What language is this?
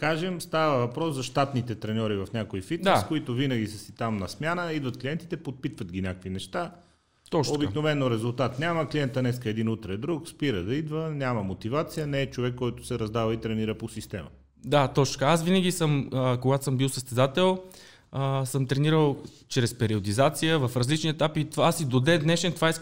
Bulgarian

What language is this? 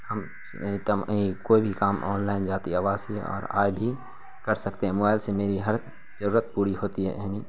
Urdu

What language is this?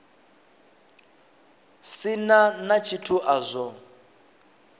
Venda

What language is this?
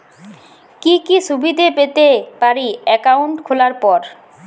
Bangla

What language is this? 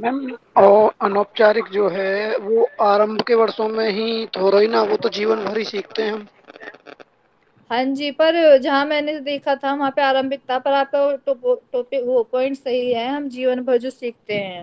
Hindi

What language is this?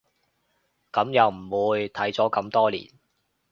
Cantonese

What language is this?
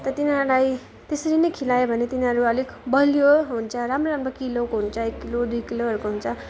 Nepali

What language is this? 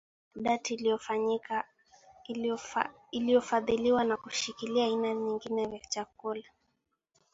Swahili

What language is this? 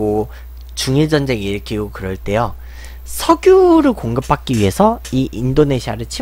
Korean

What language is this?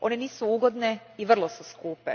Croatian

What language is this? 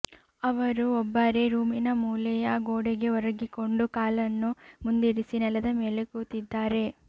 Kannada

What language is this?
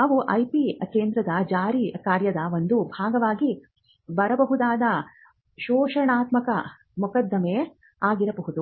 Kannada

